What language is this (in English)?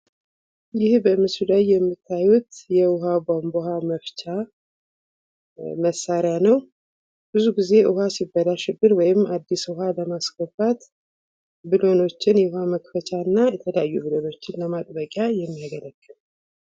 Amharic